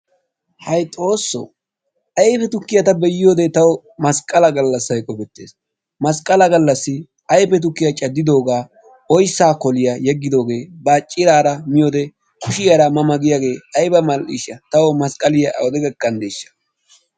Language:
Wolaytta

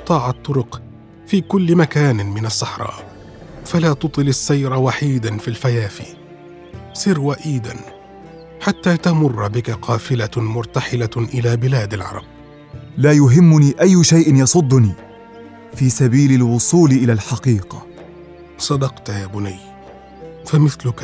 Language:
Arabic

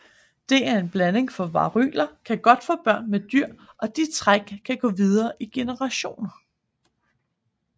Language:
Danish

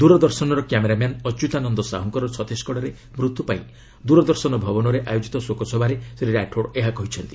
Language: Odia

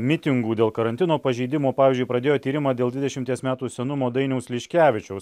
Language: Lithuanian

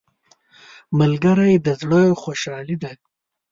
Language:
Pashto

